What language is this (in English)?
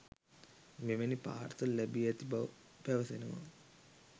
Sinhala